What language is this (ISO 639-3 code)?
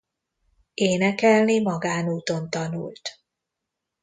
hun